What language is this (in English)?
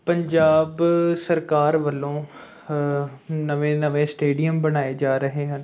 Punjabi